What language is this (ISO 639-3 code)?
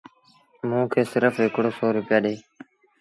sbn